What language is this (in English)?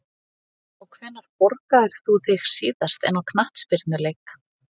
Icelandic